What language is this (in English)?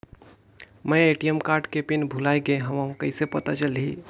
Chhattisgarhi